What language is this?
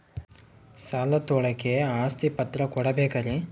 Kannada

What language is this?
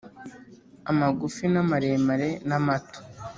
Kinyarwanda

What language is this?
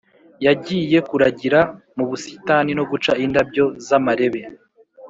Kinyarwanda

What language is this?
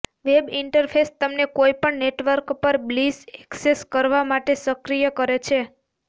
Gujarati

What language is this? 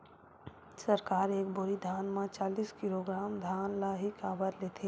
Chhattisgarhi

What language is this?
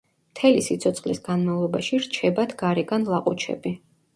Georgian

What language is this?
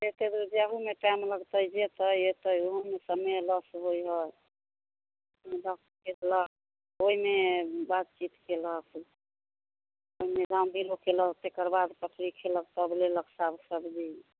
Maithili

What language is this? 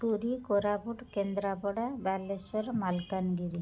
Odia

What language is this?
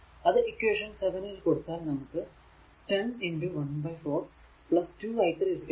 Malayalam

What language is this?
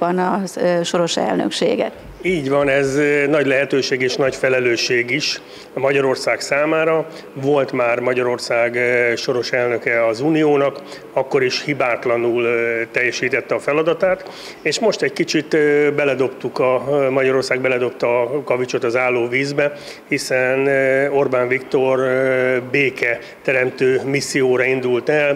Hungarian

